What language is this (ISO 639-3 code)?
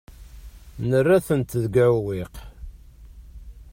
kab